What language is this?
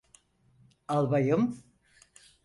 Turkish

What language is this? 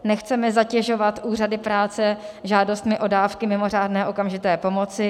Czech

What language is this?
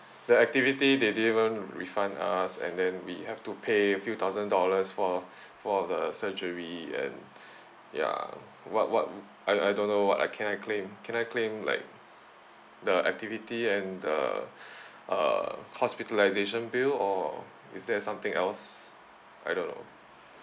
English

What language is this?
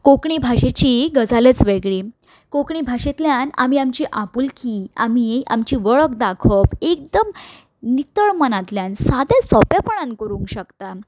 Konkani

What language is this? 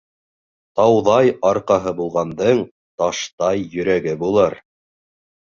Bashkir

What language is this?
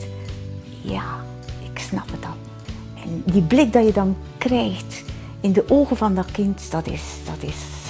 Dutch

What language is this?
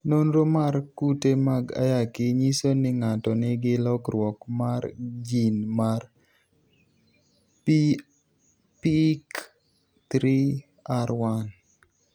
Luo (Kenya and Tanzania)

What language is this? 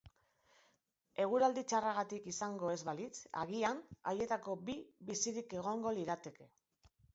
Basque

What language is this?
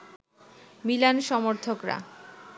Bangla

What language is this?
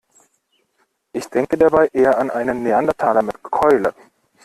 German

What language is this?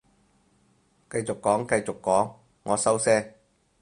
Cantonese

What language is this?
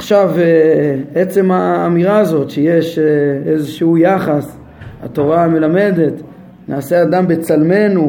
Hebrew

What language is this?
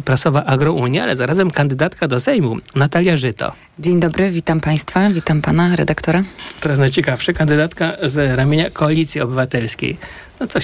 Polish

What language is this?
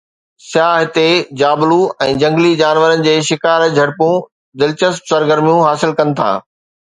Sindhi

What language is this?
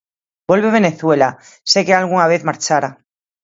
Galician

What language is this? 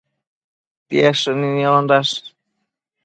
Matsés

